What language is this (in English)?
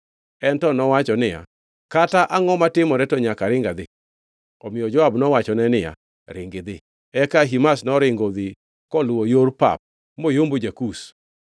Luo (Kenya and Tanzania)